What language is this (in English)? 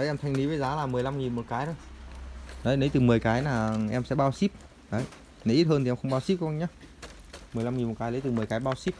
Vietnamese